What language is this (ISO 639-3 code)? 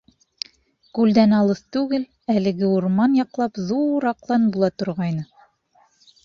bak